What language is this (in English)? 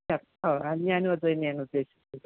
Malayalam